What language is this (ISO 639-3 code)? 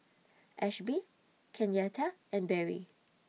eng